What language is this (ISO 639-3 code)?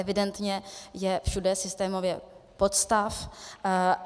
ces